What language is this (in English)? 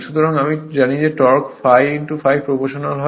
Bangla